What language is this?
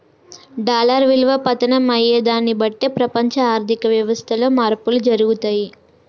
Telugu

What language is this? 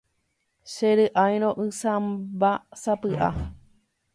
Guarani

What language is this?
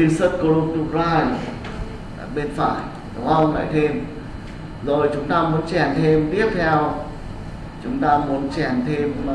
Vietnamese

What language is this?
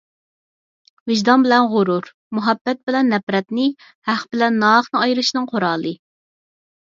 Uyghur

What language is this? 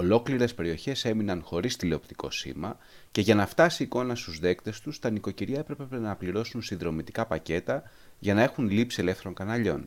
Greek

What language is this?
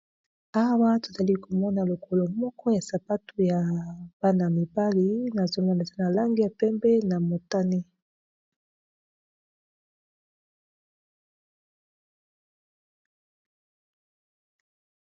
Lingala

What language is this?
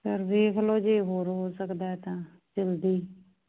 Punjabi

